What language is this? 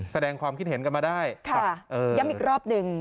Thai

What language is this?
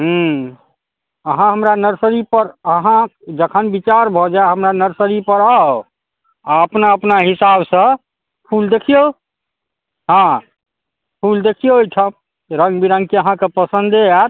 Maithili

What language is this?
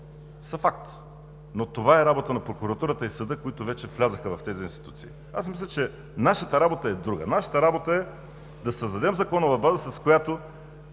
Bulgarian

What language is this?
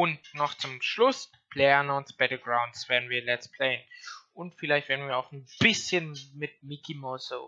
German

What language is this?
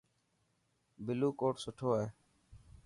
Dhatki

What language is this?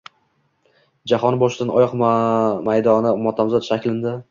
Uzbek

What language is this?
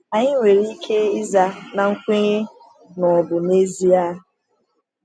Igbo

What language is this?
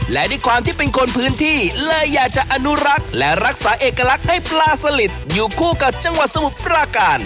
Thai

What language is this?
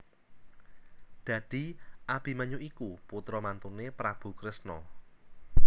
Javanese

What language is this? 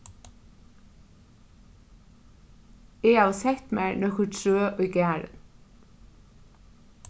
Faroese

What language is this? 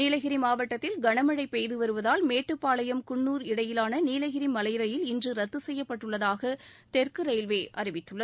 Tamil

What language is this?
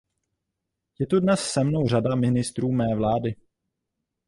Czech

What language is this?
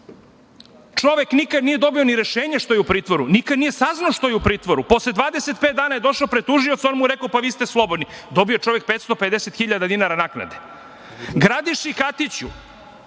Serbian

